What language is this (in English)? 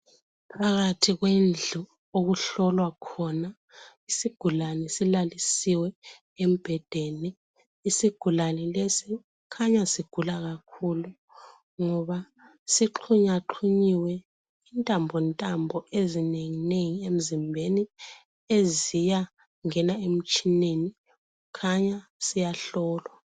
North Ndebele